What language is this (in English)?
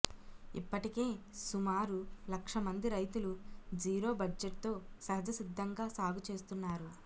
Telugu